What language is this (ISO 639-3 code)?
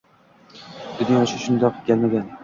uzb